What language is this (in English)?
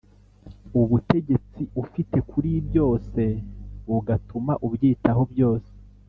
Kinyarwanda